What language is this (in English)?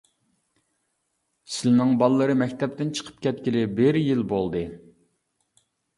Uyghur